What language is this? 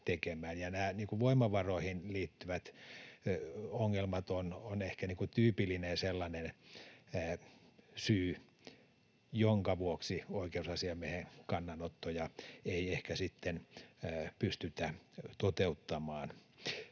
Finnish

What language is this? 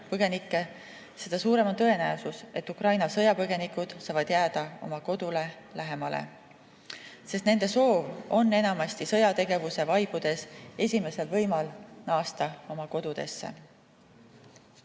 Estonian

